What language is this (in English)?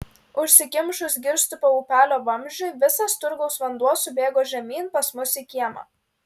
Lithuanian